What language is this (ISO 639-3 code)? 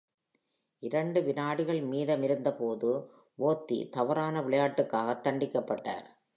tam